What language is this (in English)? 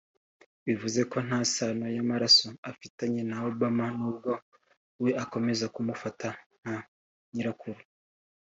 Kinyarwanda